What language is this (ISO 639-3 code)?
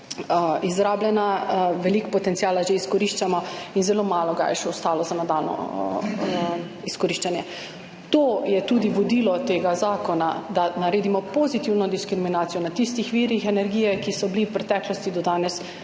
slv